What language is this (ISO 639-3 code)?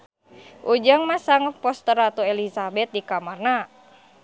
sun